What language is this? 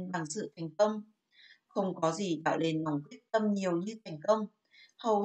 Vietnamese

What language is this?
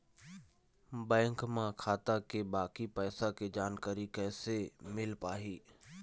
Chhattisgarhi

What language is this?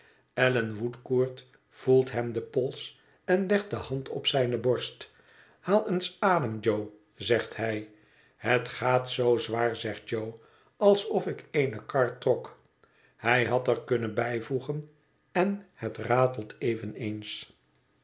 Dutch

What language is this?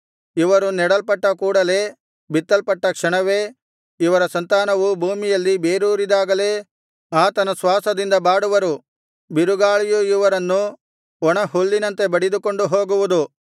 Kannada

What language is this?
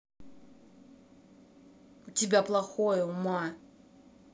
Russian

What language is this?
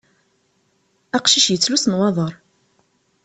Kabyle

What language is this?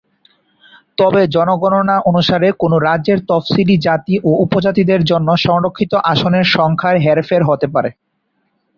Bangla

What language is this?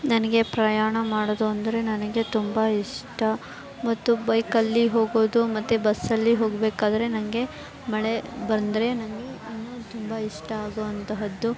Kannada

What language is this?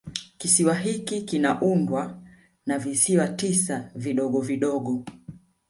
Swahili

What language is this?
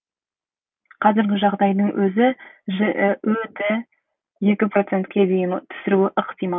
Kazakh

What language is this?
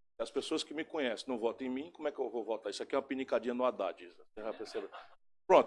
Portuguese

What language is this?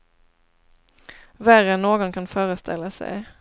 Swedish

